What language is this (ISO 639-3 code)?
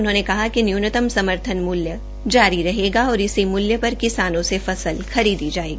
hin